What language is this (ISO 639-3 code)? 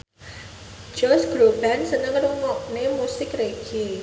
jav